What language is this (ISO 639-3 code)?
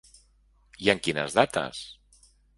cat